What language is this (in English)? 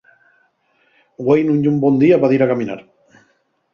Asturian